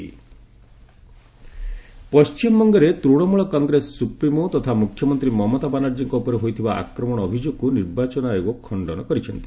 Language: Odia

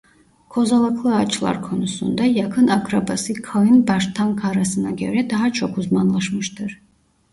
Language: Turkish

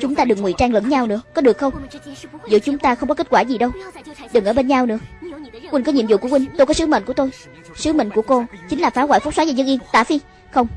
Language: Vietnamese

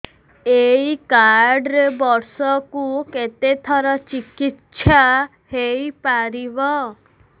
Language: Odia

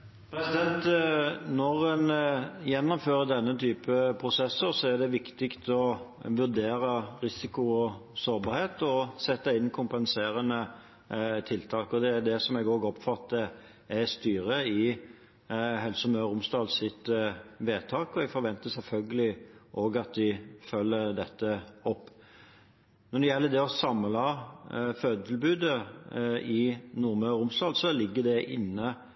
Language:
Norwegian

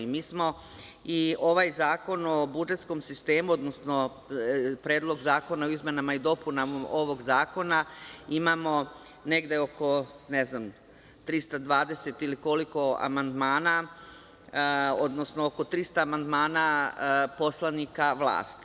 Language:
Serbian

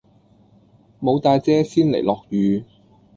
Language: Cantonese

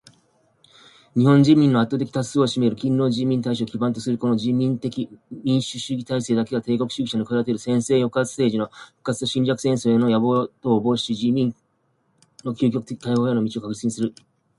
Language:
Japanese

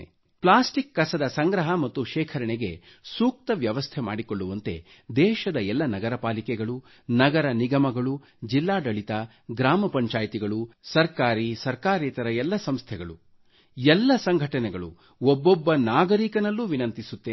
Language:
Kannada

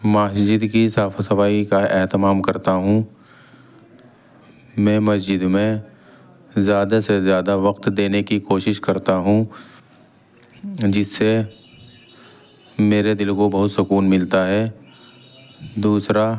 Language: Urdu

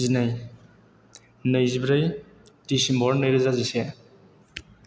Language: Bodo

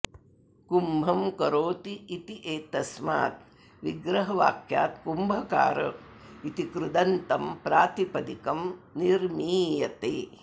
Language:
Sanskrit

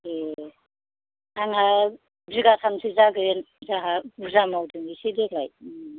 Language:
Bodo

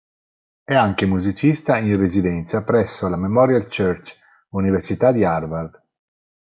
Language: Italian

